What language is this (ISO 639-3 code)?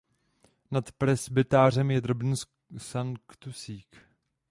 ces